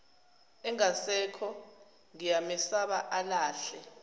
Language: Zulu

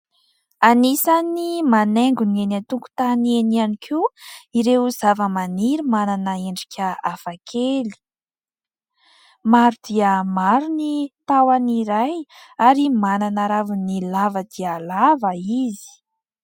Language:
Malagasy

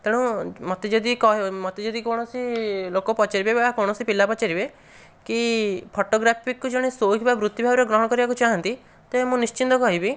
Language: Odia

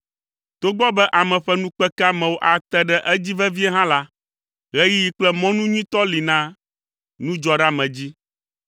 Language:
Ewe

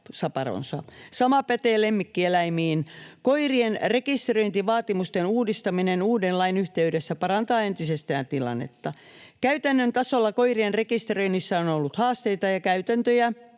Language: Finnish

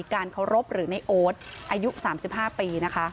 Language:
Thai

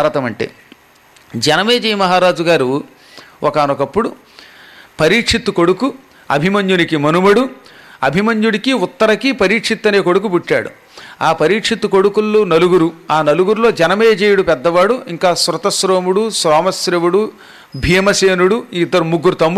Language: Telugu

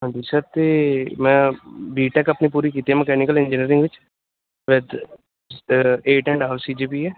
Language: Punjabi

